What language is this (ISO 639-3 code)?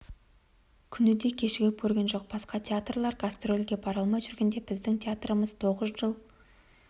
kaz